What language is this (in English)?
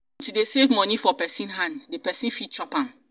Nigerian Pidgin